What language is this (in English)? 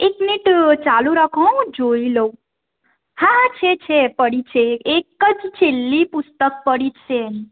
Gujarati